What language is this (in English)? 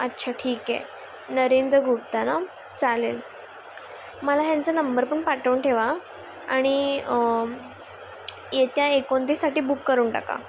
Marathi